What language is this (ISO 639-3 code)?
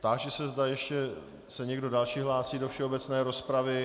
ces